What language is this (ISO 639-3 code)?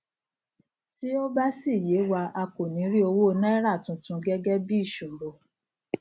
yor